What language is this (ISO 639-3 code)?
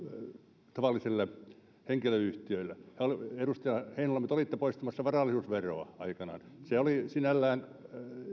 fin